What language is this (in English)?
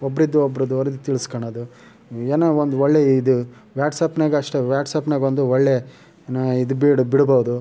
Kannada